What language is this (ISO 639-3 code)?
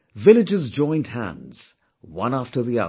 eng